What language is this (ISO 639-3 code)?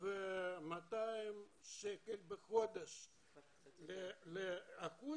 heb